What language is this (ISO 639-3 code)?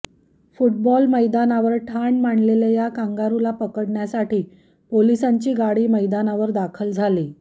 mar